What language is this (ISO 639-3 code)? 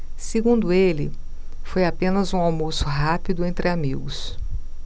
por